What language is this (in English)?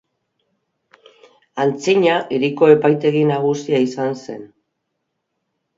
Basque